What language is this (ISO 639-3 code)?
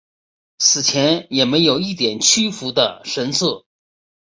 zho